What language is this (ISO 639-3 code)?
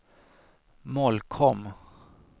swe